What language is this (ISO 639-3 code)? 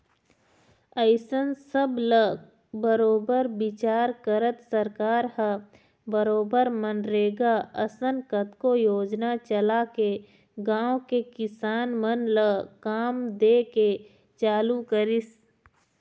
hne